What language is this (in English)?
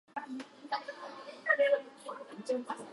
Japanese